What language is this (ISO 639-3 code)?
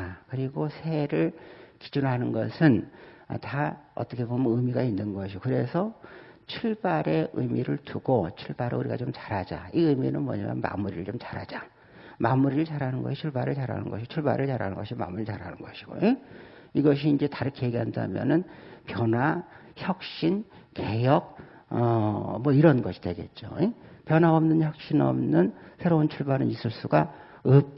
kor